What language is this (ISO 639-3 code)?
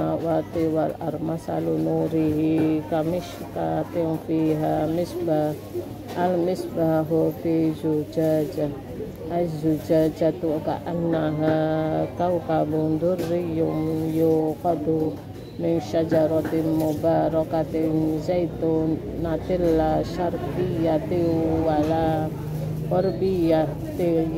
ind